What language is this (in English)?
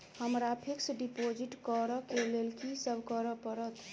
Maithili